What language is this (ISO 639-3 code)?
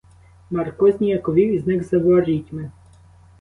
ukr